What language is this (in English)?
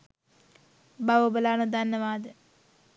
Sinhala